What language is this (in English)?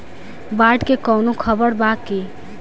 Bhojpuri